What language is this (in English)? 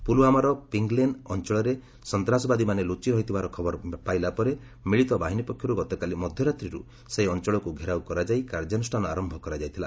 Odia